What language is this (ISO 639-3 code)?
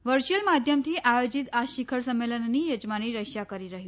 guj